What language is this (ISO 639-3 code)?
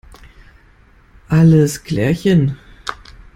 deu